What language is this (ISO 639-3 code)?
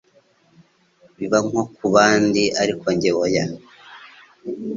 kin